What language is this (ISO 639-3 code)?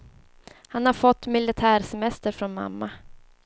swe